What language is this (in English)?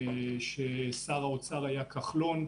Hebrew